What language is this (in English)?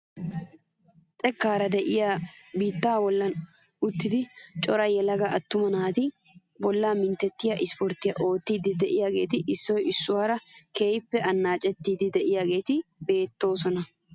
Wolaytta